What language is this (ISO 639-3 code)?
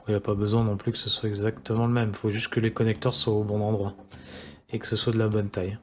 fra